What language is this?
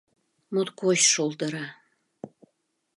Mari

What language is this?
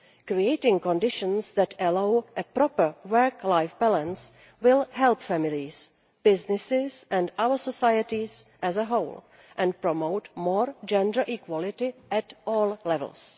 English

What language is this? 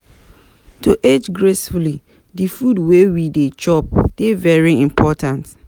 Nigerian Pidgin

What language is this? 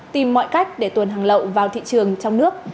Vietnamese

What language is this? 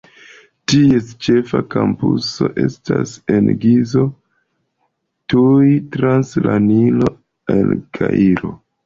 Esperanto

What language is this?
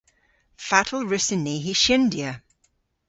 Cornish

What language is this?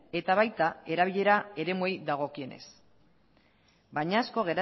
Basque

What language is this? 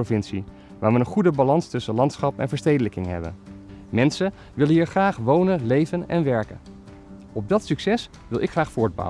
Dutch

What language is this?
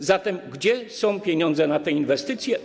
Polish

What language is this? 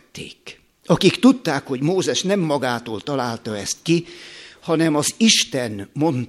Hungarian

